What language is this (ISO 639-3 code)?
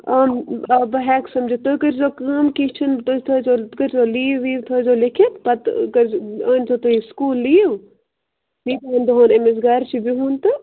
kas